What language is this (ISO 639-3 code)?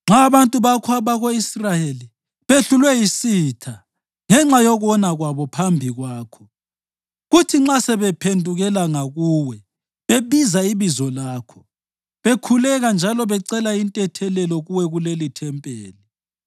nde